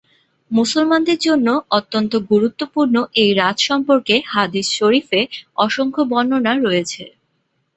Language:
Bangla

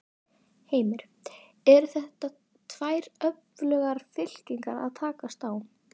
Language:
Icelandic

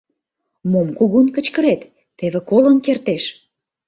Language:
Mari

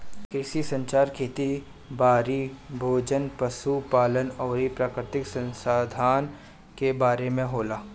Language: Bhojpuri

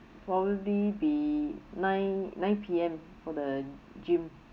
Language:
English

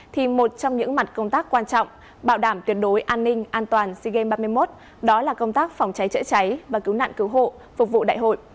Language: Vietnamese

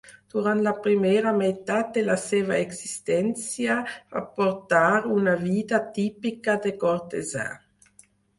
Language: Catalan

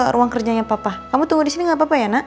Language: Indonesian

